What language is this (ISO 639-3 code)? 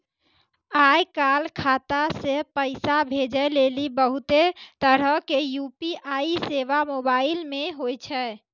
mai